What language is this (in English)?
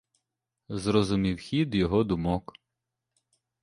Ukrainian